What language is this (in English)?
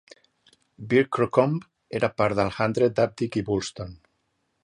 Catalan